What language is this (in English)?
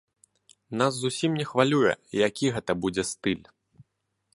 Belarusian